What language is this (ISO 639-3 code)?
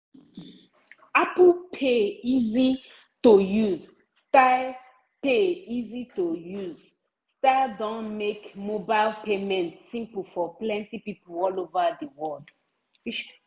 pcm